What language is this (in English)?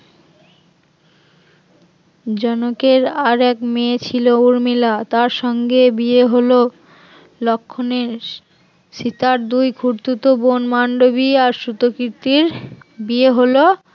Bangla